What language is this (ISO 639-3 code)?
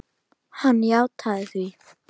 isl